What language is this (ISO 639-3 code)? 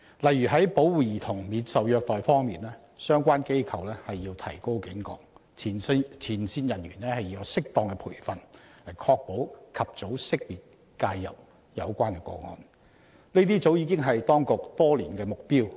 yue